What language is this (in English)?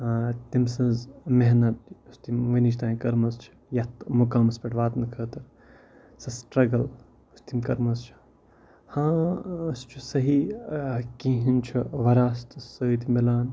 Kashmiri